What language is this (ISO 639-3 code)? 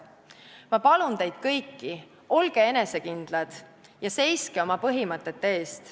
est